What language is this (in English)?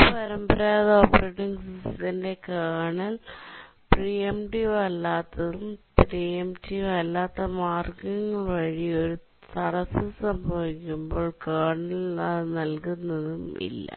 Malayalam